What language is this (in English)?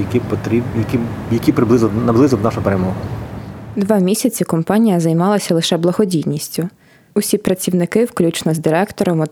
Ukrainian